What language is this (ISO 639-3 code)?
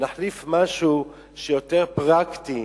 heb